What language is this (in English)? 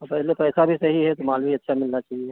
Hindi